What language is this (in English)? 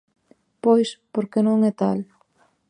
Galician